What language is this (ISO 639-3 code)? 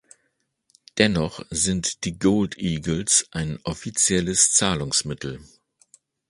deu